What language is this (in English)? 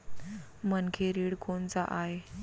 Chhattisgarhi